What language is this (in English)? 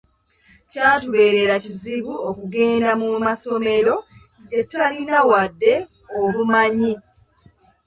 Ganda